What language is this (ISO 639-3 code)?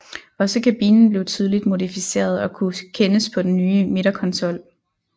dan